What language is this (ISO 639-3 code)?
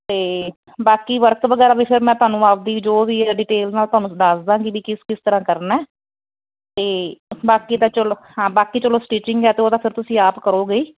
pan